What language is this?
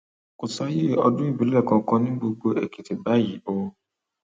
Yoruba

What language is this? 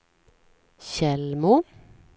Swedish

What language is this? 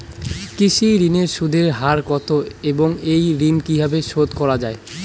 Bangla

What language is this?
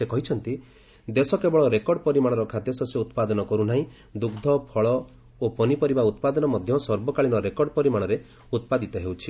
Odia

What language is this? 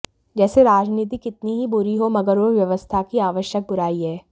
Hindi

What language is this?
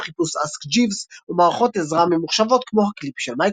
Hebrew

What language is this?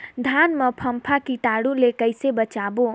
Chhattisgarhi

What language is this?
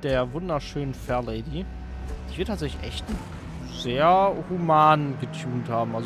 German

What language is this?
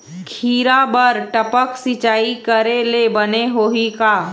Chhattisgarhi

